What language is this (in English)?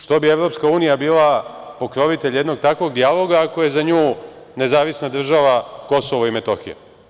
Serbian